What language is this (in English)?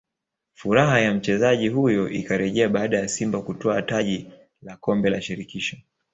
Swahili